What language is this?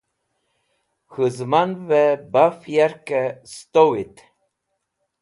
Wakhi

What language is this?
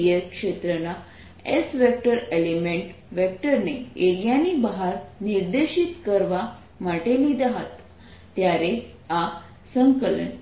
Gujarati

